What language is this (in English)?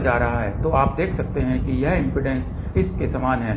Hindi